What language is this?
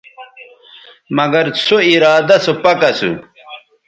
Bateri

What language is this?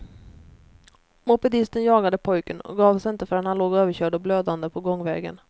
Swedish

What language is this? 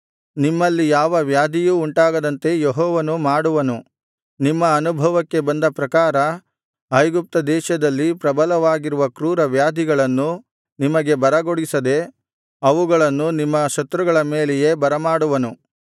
Kannada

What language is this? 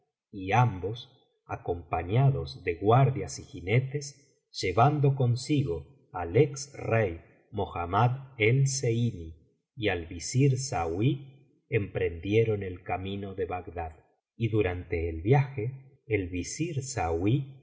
Spanish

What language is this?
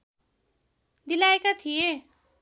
Nepali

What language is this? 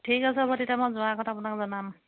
Assamese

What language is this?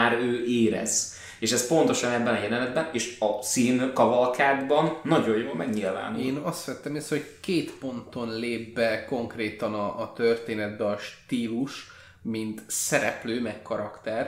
Hungarian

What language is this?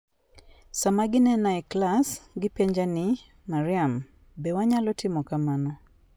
Luo (Kenya and Tanzania)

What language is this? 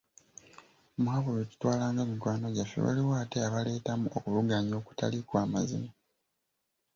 Ganda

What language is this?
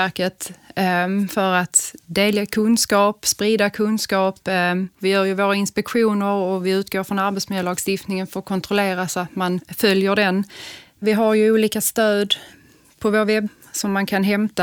Swedish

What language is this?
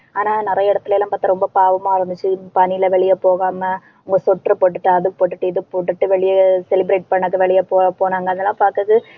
Tamil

